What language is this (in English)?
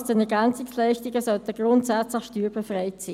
Swiss German